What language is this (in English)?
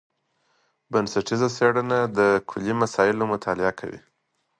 Pashto